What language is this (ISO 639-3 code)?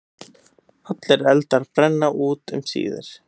isl